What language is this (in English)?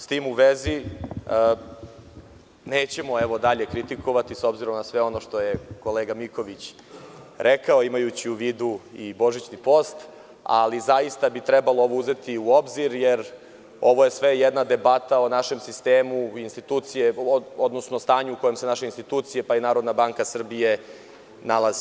Serbian